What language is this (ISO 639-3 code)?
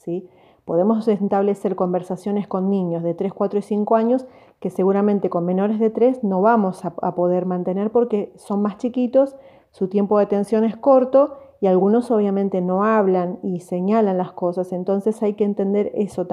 spa